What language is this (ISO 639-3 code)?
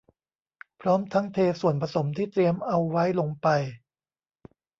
tha